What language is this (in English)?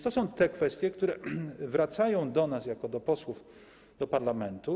Polish